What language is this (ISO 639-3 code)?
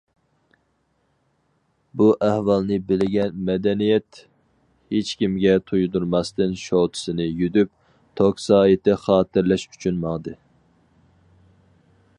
uig